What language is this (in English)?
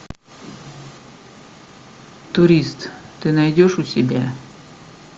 Russian